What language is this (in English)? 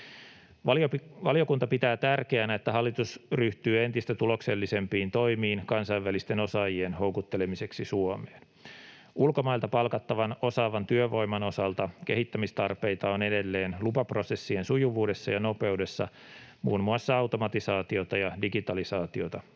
Finnish